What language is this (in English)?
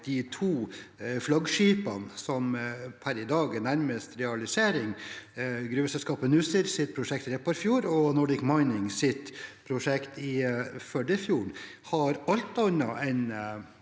Norwegian